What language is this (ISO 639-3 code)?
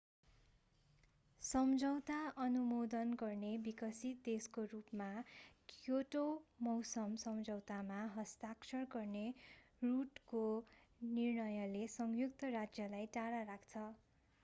nep